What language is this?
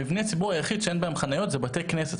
Hebrew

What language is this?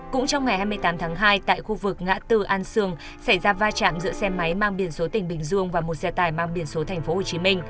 Vietnamese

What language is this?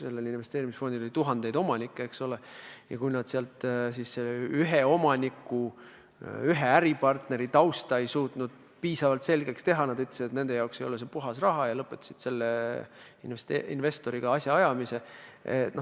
Estonian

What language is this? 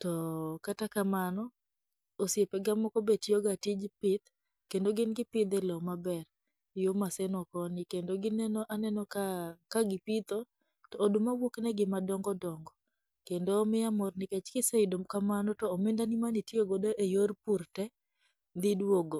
Luo (Kenya and Tanzania)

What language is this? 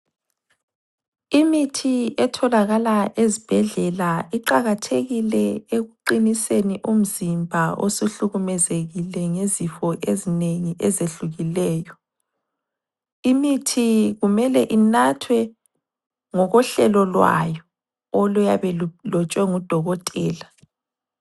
North Ndebele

